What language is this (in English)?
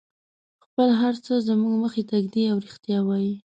Pashto